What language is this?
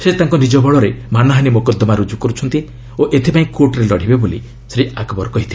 Odia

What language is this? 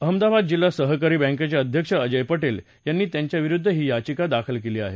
Marathi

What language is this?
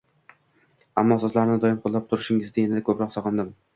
Uzbek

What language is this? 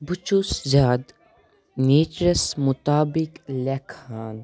Kashmiri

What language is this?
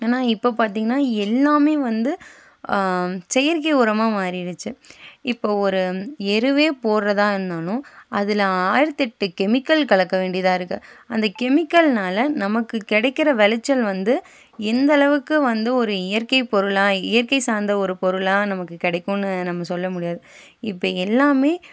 Tamil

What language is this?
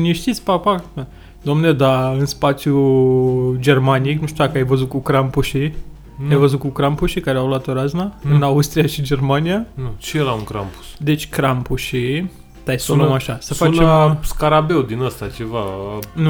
Romanian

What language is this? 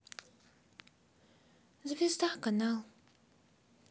Russian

